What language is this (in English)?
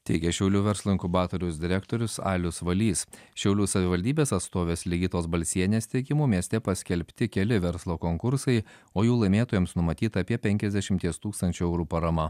Lithuanian